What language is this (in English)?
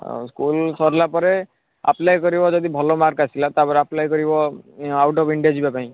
Odia